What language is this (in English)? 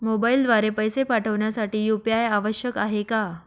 Marathi